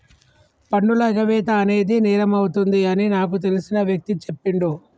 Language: Telugu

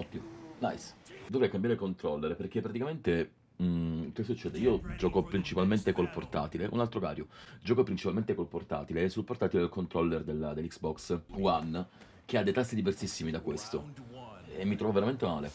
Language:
Italian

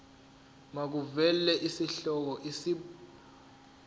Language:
Zulu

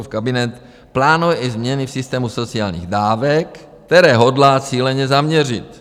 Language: Czech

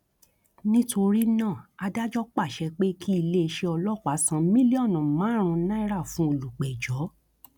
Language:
Yoruba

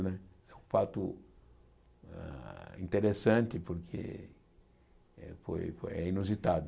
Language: Portuguese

